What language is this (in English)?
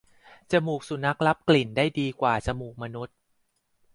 Thai